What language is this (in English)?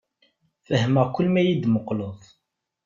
Kabyle